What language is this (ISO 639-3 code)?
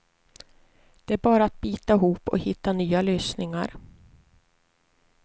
swe